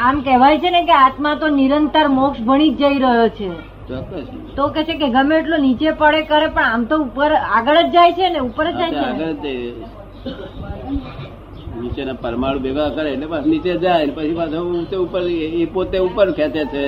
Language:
Gujarati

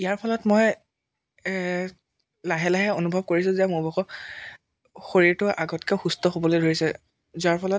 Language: Assamese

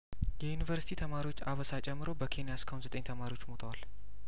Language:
Amharic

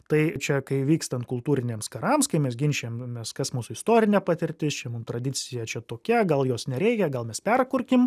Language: Lithuanian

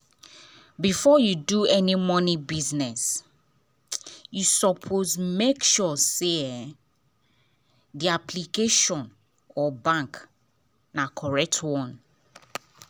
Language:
Nigerian Pidgin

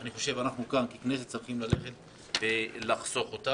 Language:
Hebrew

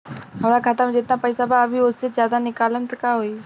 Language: Bhojpuri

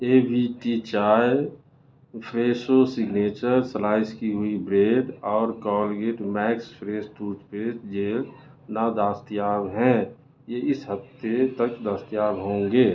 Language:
Urdu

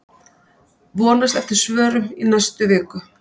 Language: Icelandic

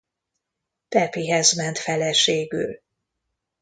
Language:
Hungarian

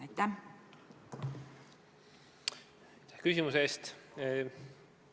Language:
Estonian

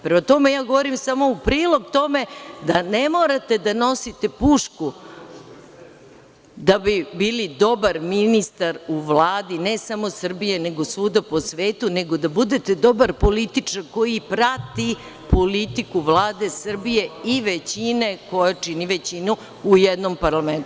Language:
Serbian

